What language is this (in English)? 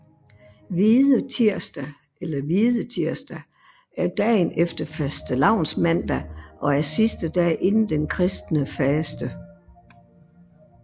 Danish